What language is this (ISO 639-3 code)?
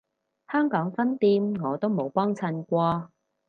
yue